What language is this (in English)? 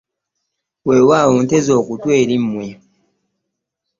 Ganda